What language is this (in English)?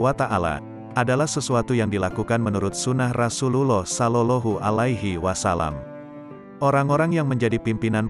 Indonesian